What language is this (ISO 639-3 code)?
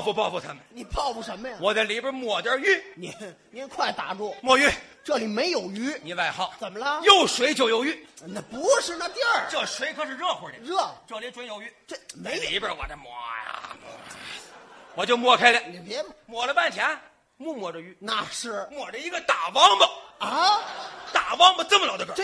zho